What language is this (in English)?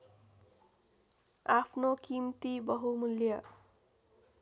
Nepali